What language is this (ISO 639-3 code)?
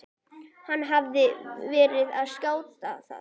isl